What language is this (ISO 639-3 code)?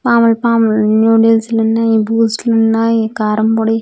tel